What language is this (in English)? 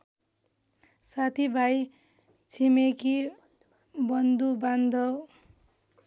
Nepali